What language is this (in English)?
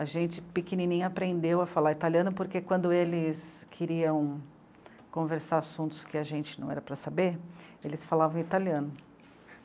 Portuguese